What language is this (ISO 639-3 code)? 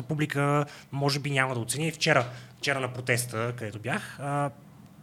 bul